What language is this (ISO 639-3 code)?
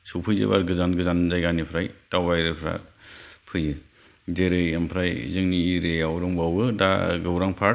brx